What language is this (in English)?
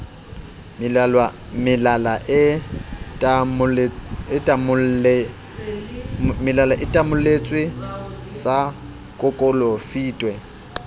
Southern Sotho